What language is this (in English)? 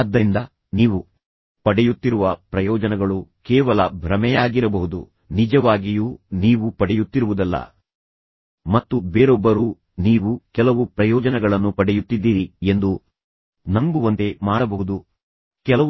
Kannada